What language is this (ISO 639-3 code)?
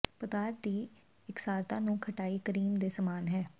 pan